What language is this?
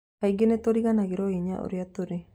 Kikuyu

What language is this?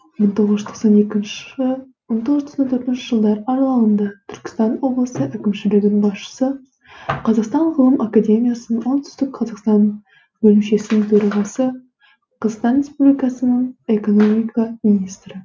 Kazakh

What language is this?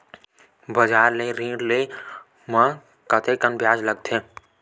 Chhattisgarhi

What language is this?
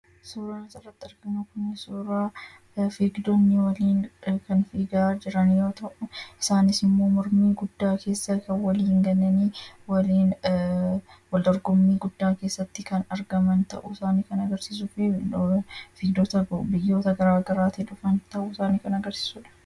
Oromo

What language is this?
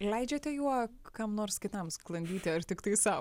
Lithuanian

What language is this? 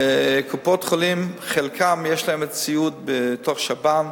Hebrew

